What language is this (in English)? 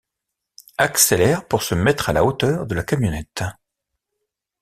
French